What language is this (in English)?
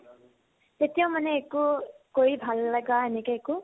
Assamese